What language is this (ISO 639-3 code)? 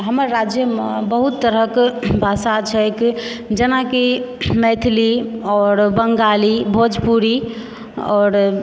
mai